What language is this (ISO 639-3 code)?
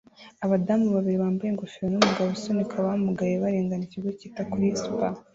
kin